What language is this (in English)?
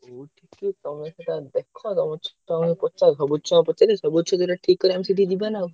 Odia